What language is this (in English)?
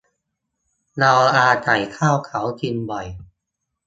Thai